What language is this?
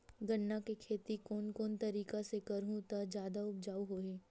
Chhattisgarhi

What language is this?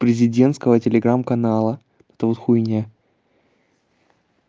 Russian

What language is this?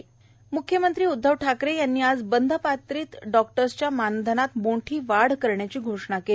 Marathi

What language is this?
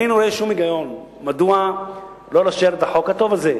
Hebrew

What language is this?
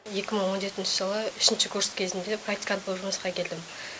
Kazakh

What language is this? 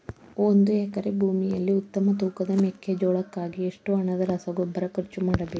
Kannada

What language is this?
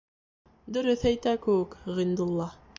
Bashkir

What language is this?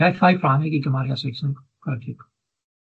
Welsh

